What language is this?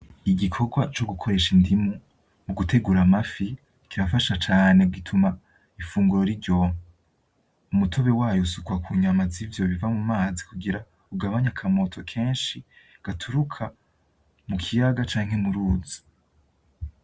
Rundi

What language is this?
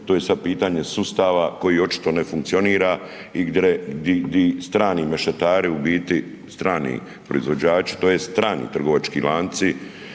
Croatian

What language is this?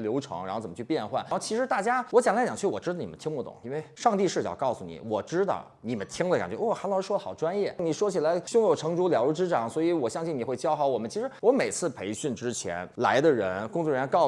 Chinese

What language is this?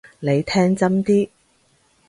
Cantonese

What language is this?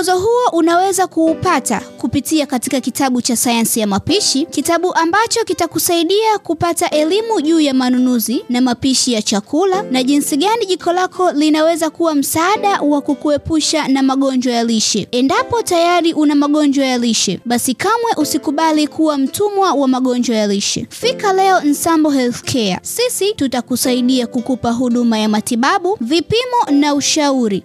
Swahili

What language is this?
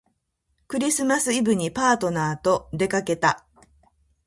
Japanese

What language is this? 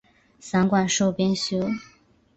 Chinese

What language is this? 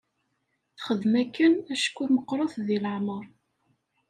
Kabyle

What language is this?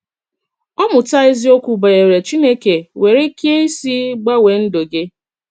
Igbo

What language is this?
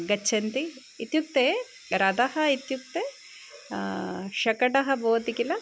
Sanskrit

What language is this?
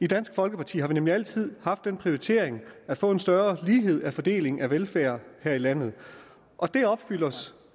Danish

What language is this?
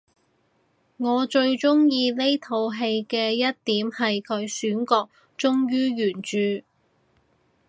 Cantonese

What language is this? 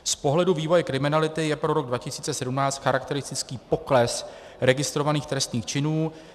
Czech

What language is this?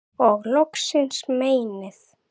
Icelandic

